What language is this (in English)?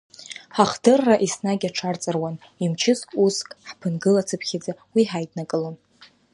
Abkhazian